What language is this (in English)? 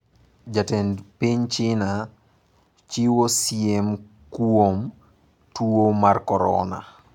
Luo (Kenya and Tanzania)